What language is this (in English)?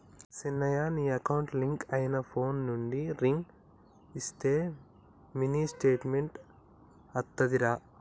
Telugu